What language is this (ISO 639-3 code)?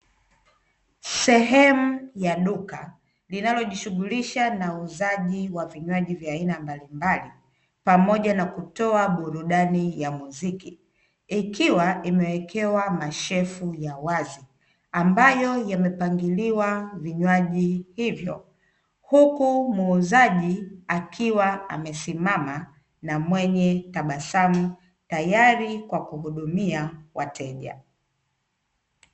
swa